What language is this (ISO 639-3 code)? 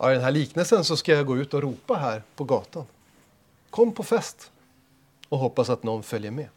swe